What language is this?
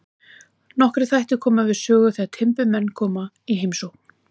Icelandic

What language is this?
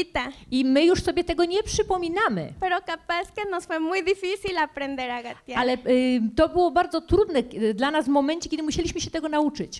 Polish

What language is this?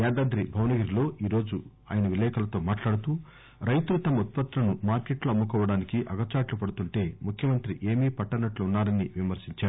Telugu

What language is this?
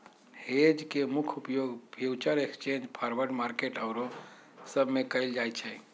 Magahi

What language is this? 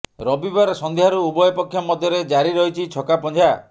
Odia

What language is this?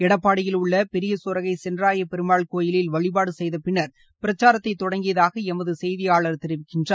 Tamil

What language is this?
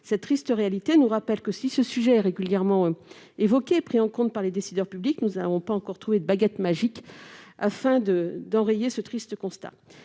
French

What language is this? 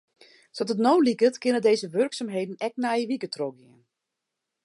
Western Frisian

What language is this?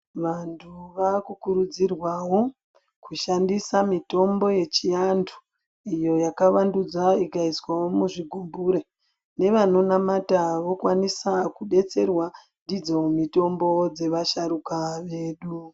Ndau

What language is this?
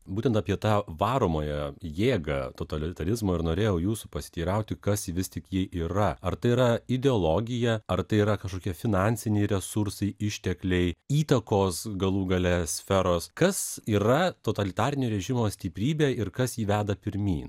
Lithuanian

